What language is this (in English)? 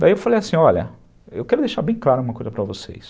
Portuguese